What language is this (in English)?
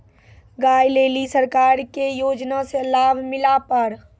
Maithili